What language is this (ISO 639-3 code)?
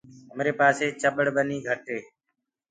ggg